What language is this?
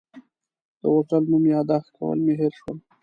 Pashto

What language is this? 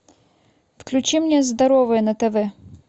Russian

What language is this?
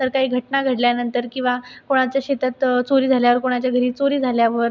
Marathi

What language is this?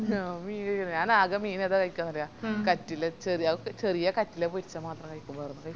Malayalam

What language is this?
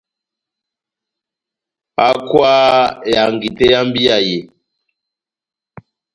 Batanga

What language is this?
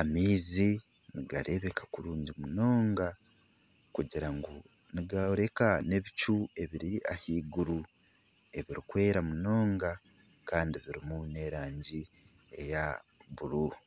Nyankole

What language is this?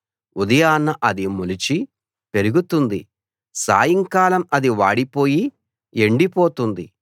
Telugu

